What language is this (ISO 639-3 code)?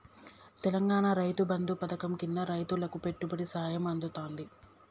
tel